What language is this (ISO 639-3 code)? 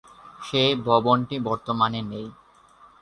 ben